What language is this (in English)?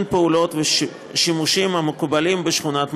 Hebrew